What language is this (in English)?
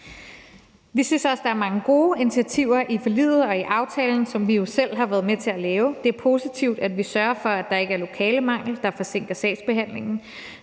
Danish